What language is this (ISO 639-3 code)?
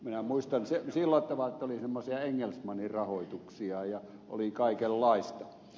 fin